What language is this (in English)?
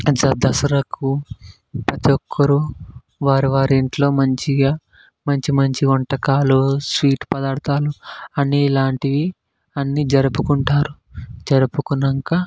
Telugu